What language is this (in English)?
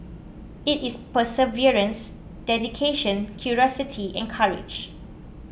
English